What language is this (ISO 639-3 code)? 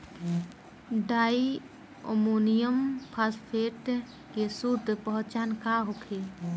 bho